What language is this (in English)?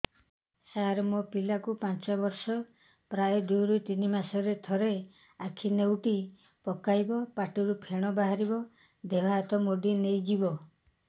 Odia